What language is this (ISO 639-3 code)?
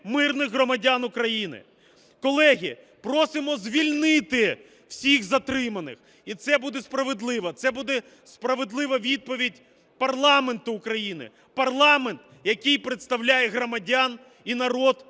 ukr